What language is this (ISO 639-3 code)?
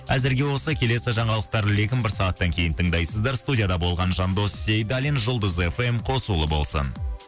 kaz